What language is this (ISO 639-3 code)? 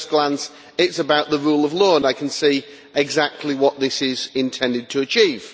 eng